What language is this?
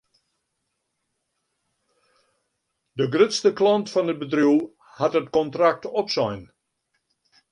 Western Frisian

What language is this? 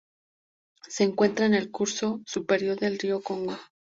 Spanish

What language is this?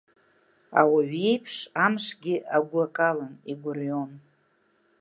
Abkhazian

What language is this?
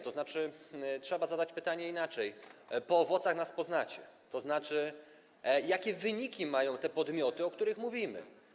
Polish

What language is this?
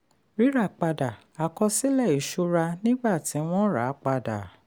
Yoruba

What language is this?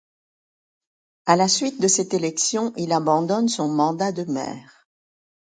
French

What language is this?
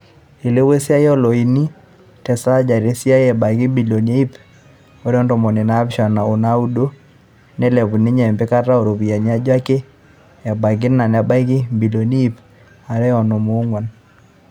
Masai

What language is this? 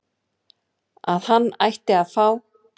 Icelandic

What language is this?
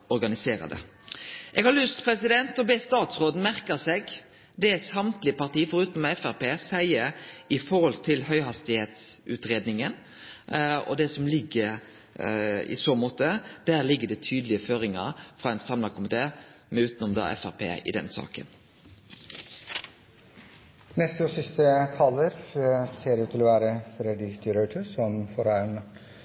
Norwegian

